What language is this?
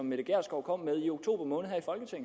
Danish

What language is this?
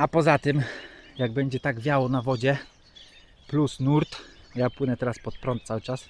Polish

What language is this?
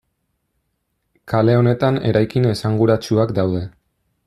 Basque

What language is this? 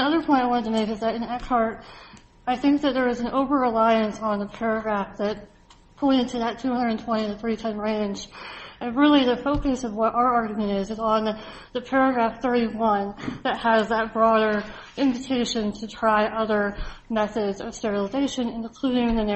English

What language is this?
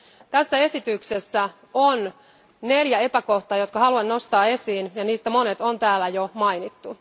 Finnish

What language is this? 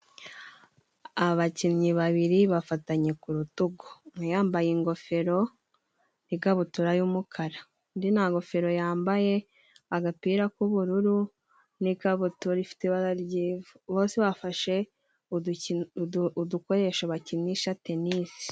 Kinyarwanda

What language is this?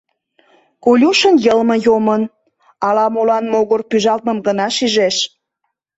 Mari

